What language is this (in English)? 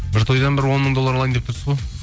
Kazakh